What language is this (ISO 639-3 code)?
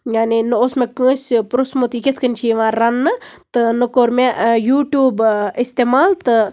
kas